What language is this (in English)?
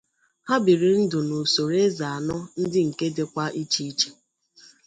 Igbo